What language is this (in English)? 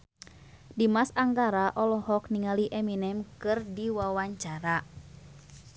Sundanese